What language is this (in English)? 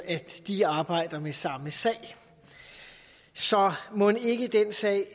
Danish